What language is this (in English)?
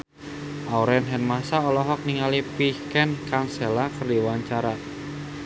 Sundanese